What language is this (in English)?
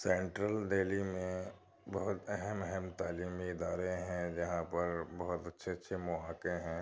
Urdu